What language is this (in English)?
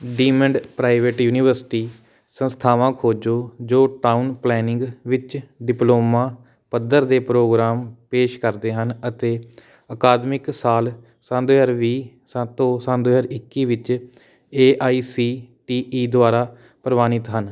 Punjabi